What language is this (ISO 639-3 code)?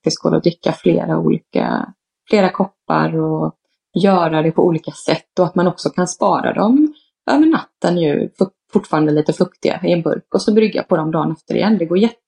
swe